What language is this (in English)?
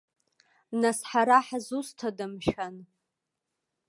Abkhazian